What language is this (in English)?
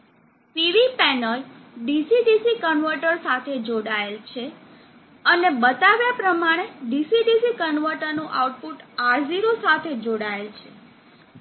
Gujarati